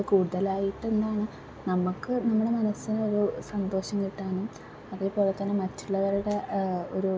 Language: Malayalam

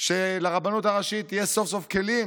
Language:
Hebrew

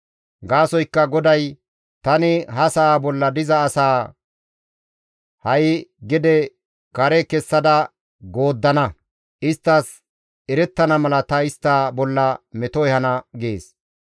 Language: Gamo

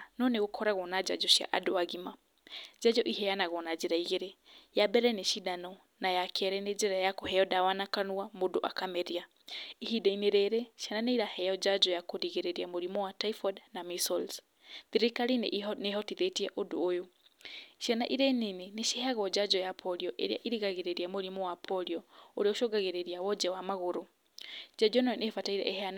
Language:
Kikuyu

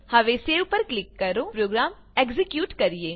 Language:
Gujarati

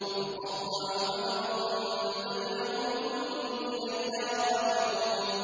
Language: Arabic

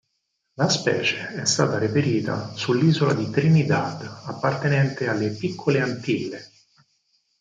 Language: Italian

